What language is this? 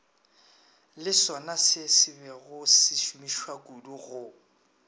Northern Sotho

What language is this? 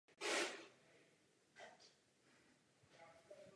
Czech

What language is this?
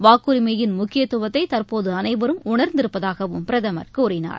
Tamil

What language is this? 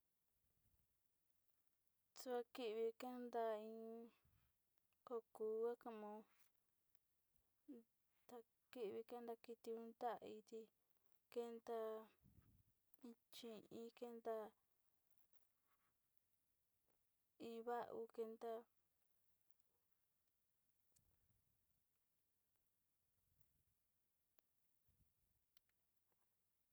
Sinicahua Mixtec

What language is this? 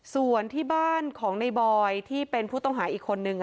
Thai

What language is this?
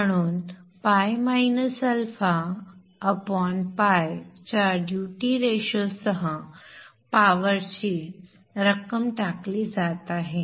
Marathi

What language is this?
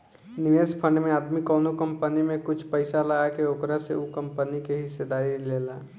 Bhojpuri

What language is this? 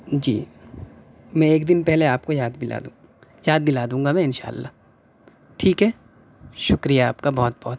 Urdu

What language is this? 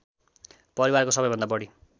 Nepali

